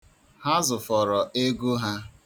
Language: Igbo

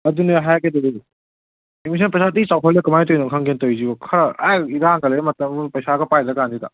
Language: Manipuri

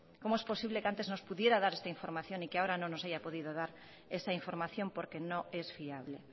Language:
Spanish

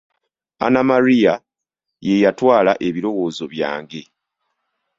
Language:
Ganda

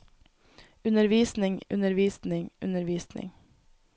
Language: Norwegian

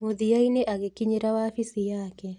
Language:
Kikuyu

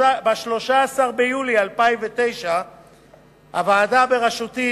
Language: Hebrew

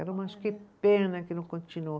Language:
Portuguese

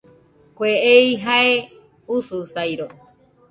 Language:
Nüpode Huitoto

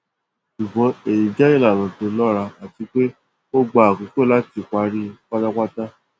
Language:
Yoruba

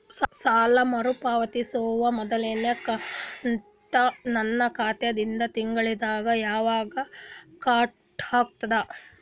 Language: Kannada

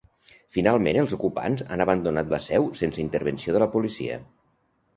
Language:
Catalan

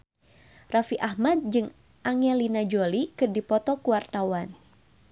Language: Sundanese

